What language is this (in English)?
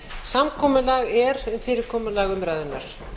Icelandic